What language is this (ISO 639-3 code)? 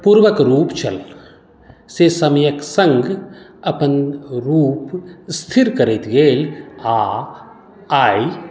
mai